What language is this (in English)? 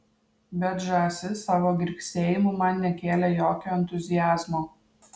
Lithuanian